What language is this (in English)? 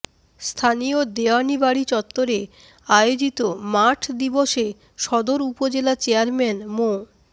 Bangla